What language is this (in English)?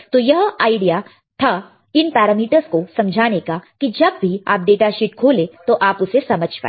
Hindi